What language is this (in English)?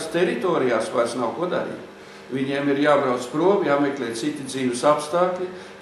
Latvian